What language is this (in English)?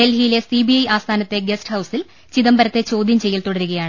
Malayalam